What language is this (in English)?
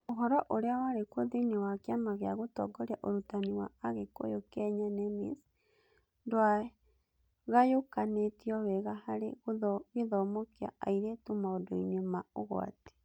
Kikuyu